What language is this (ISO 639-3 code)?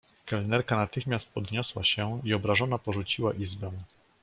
pol